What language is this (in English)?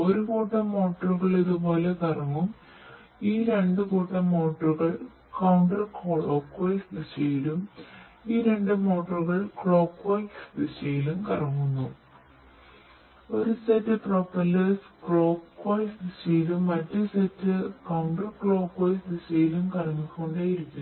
Malayalam